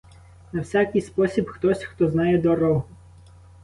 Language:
Ukrainian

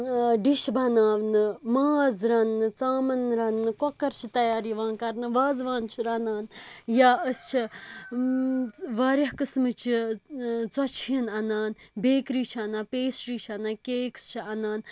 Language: Kashmiri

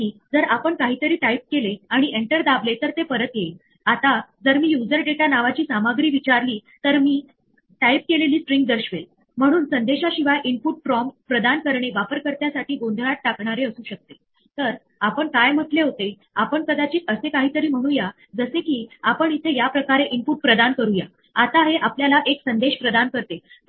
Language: Marathi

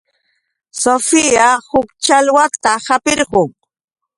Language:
Yauyos Quechua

